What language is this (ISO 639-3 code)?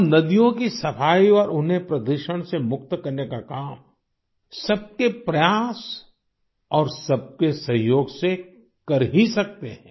hin